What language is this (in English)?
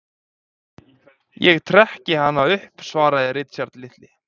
Icelandic